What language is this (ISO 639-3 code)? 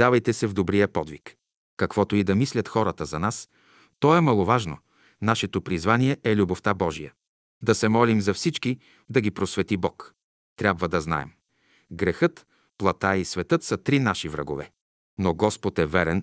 bul